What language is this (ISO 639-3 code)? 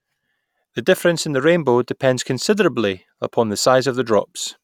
eng